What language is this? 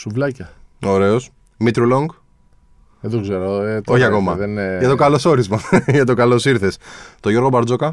Greek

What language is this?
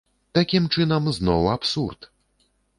Belarusian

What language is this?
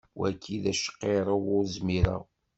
Kabyle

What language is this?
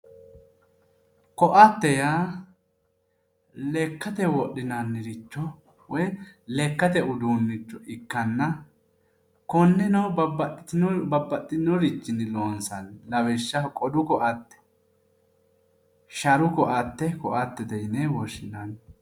Sidamo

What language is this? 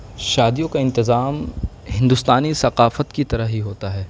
Urdu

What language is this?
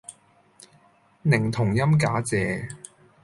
Cantonese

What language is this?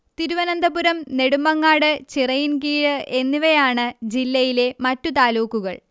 Malayalam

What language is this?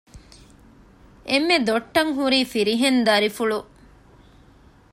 Divehi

